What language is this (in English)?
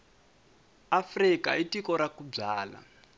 Tsonga